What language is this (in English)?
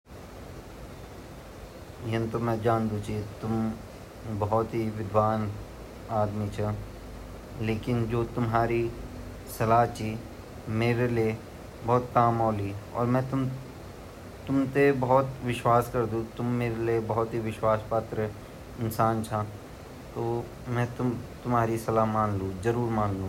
Garhwali